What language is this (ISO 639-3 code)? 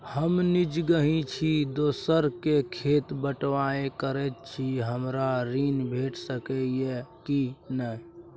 mai